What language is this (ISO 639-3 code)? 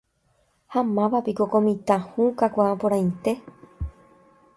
grn